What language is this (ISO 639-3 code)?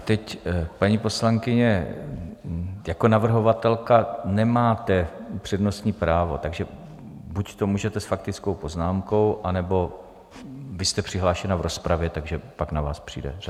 ces